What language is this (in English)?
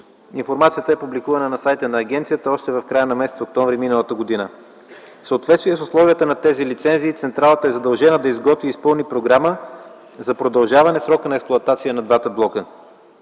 Bulgarian